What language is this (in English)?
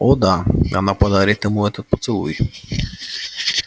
Russian